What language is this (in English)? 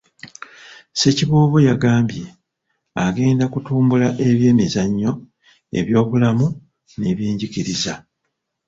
Ganda